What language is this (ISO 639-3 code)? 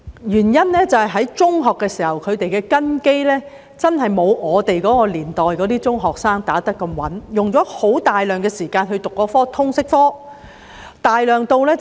yue